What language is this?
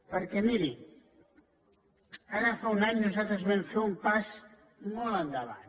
Catalan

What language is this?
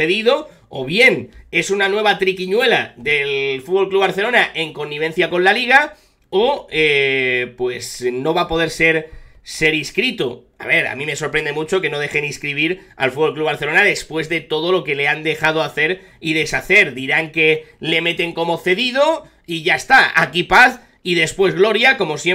Spanish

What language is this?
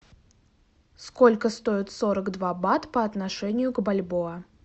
Russian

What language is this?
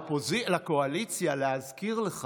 Hebrew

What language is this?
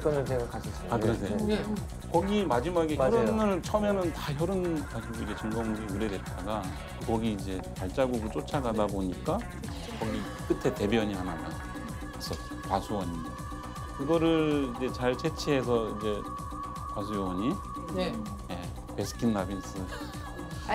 Korean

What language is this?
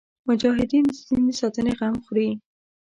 Pashto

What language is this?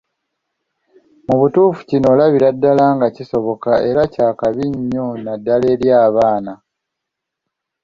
Ganda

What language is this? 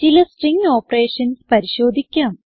Malayalam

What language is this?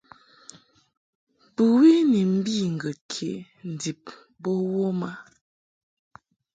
Mungaka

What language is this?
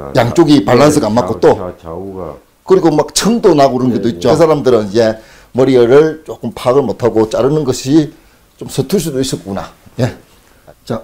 Korean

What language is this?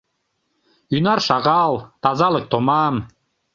Mari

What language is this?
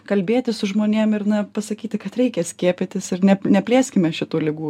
Lithuanian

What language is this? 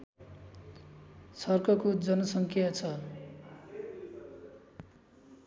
Nepali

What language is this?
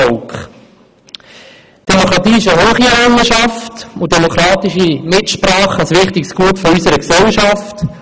Swiss German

